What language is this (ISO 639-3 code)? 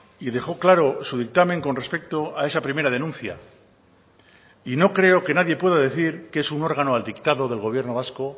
spa